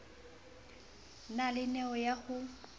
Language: Southern Sotho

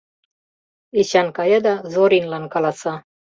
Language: Mari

